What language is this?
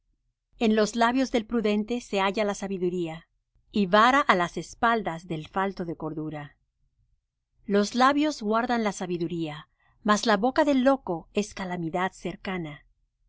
Spanish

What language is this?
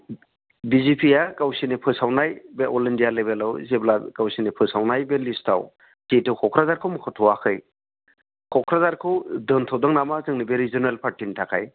Bodo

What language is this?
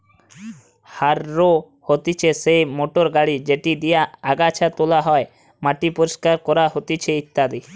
Bangla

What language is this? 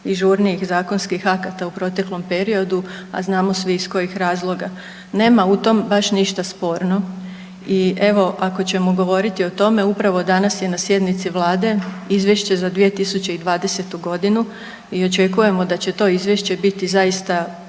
Croatian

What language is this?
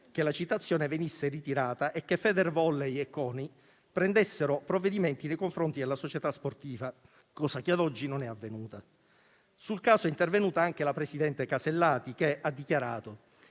Italian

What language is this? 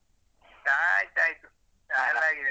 Kannada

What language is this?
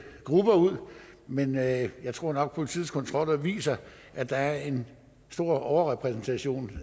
Danish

